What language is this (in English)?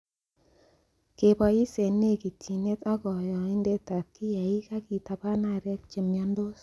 Kalenjin